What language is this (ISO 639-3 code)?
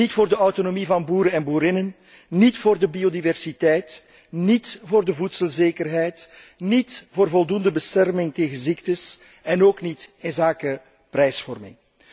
nld